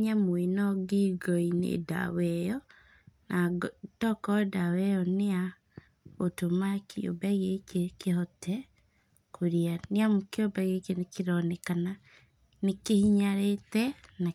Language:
Kikuyu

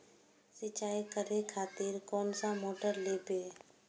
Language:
Maithili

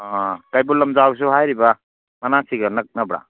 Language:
Manipuri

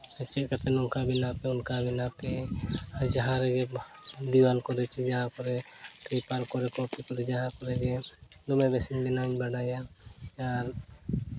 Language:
Santali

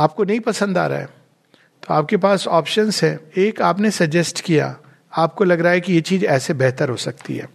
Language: Hindi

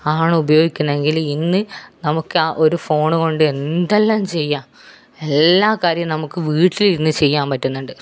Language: Malayalam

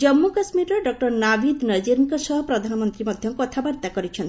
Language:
Odia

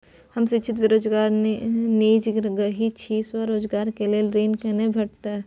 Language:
Maithili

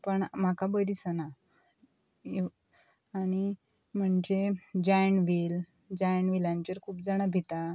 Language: Konkani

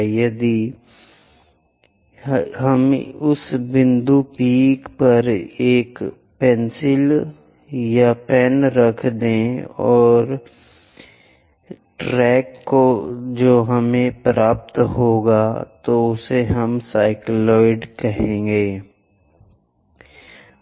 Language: Hindi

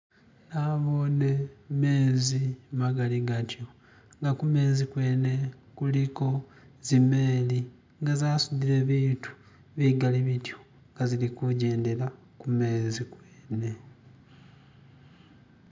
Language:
Masaaba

